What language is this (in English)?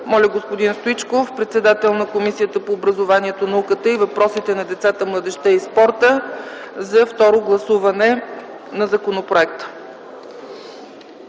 Bulgarian